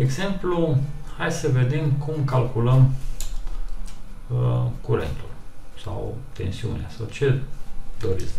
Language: Romanian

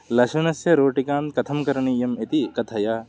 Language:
Sanskrit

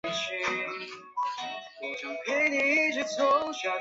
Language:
Chinese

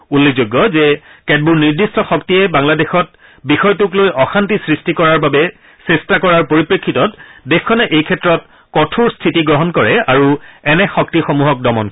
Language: Assamese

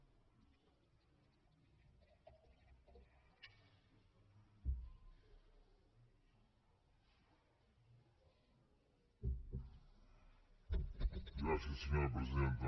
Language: Catalan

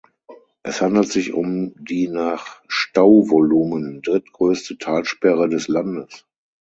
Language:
German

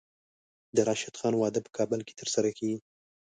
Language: Pashto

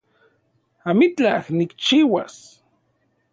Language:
Central Puebla Nahuatl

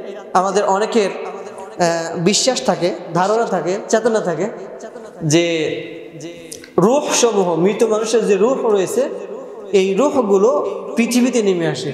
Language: Arabic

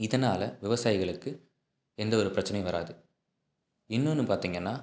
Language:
Tamil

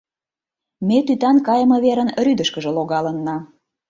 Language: Mari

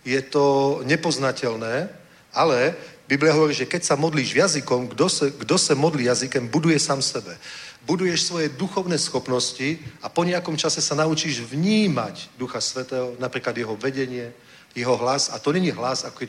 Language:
Czech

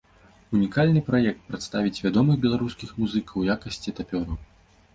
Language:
Belarusian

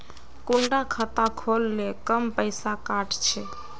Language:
Magahi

